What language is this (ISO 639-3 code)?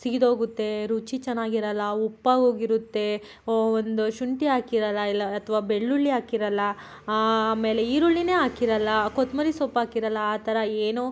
kan